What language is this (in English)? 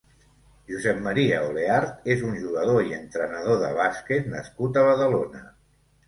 Catalan